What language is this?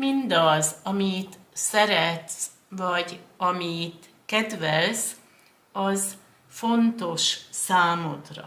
Hungarian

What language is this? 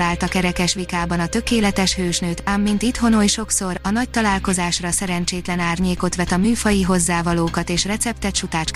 Hungarian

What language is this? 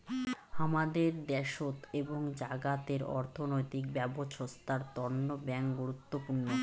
Bangla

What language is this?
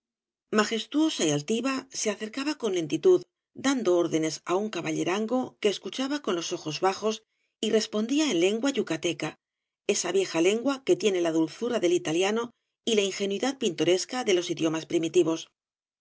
Spanish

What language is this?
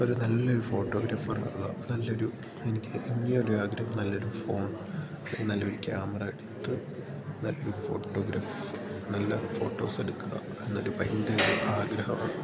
Malayalam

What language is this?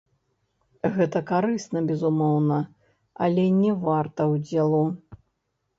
Belarusian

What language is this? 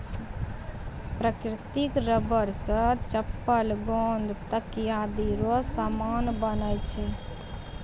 Maithili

